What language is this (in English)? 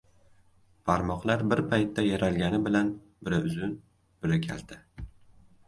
Uzbek